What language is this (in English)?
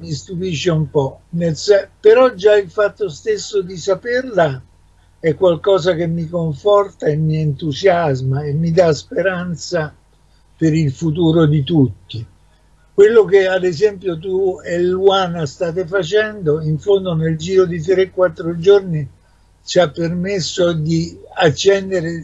Italian